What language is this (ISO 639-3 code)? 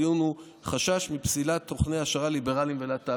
heb